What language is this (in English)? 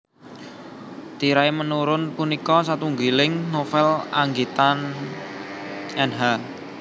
Javanese